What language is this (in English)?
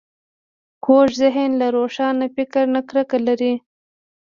Pashto